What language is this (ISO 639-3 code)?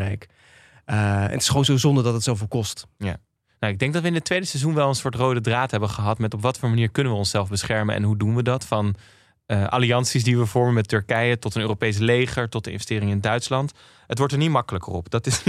nld